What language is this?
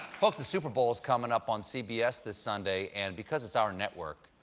English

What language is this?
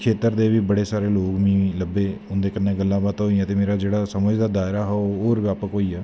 Dogri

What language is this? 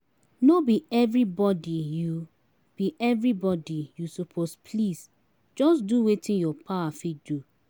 Nigerian Pidgin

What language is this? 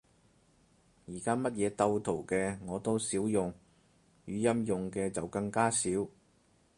Cantonese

